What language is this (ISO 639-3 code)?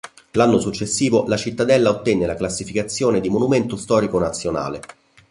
ita